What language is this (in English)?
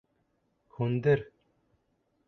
Bashkir